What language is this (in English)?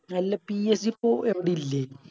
Malayalam